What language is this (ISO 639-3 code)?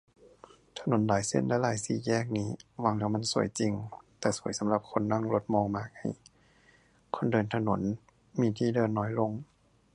tha